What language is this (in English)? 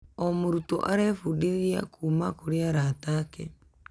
Kikuyu